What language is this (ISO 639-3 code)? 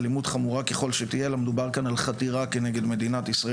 heb